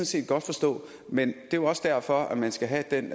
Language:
Danish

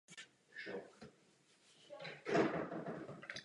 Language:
Czech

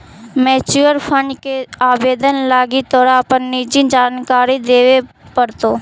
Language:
Magahi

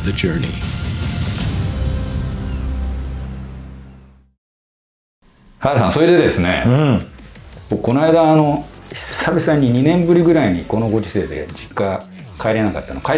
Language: Japanese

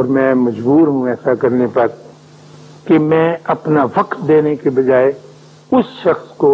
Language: Urdu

